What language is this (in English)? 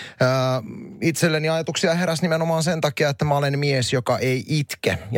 Finnish